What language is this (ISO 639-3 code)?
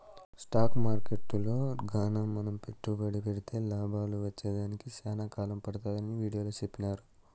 tel